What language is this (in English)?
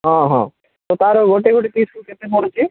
Odia